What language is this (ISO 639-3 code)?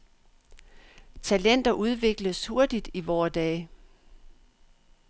dan